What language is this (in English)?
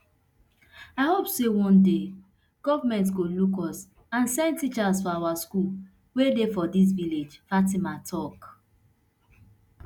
Nigerian Pidgin